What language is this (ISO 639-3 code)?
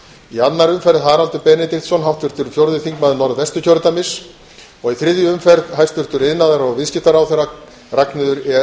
isl